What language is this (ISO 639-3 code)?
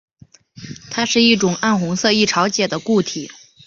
zho